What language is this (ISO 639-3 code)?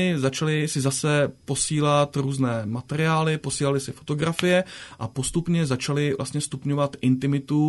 ces